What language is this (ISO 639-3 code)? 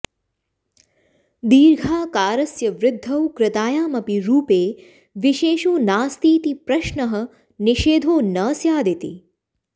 san